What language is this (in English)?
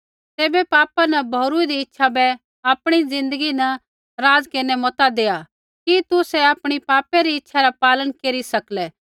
Kullu Pahari